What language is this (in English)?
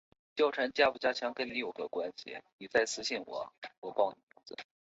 Chinese